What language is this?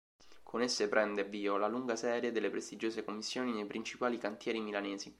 Italian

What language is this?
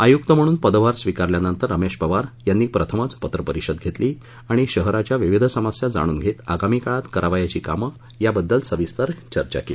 Marathi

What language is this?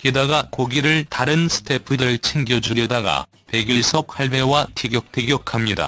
Korean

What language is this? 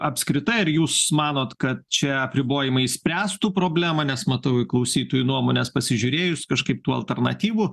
Lithuanian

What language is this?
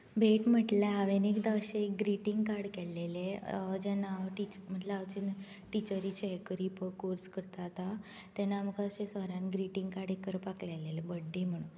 Konkani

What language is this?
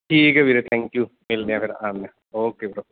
Punjabi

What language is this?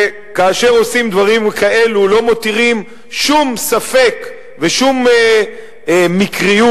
Hebrew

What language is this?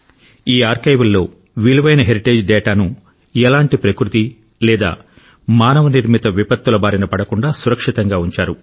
Telugu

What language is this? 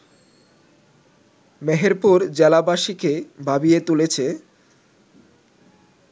Bangla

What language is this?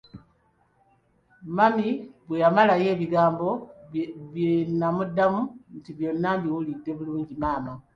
Ganda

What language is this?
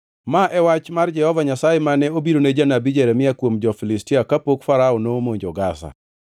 Luo (Kenya and Tanzania)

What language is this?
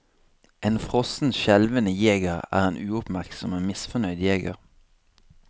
Norwegian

